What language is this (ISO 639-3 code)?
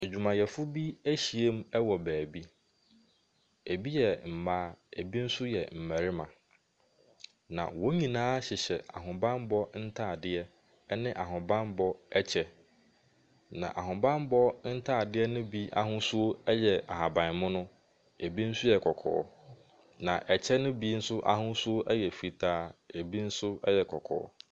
aka